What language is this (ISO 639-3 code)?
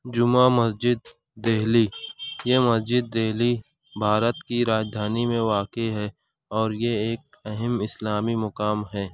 urd